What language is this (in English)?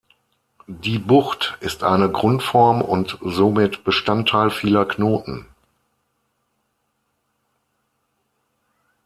German